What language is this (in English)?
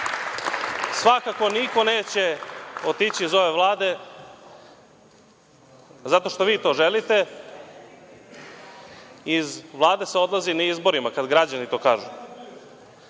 Serbian